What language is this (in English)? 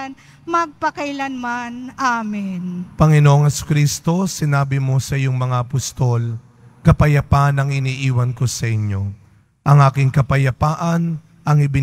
Filipino